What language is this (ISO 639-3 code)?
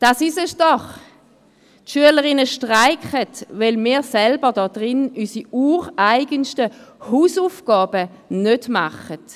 gsw